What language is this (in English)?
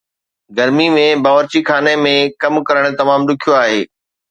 Sindhi